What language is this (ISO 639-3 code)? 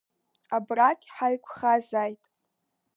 abk